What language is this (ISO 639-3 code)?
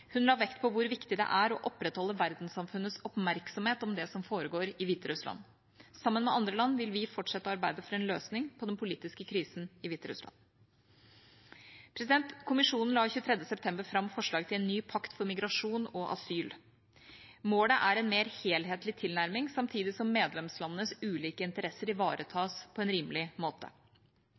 nob